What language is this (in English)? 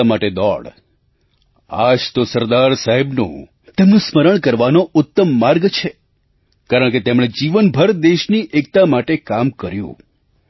Gujarati